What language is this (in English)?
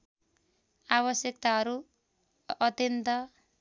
Nepali